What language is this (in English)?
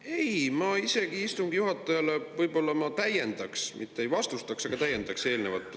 Estonian